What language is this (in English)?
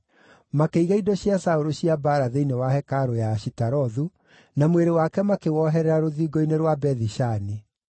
Kikuyu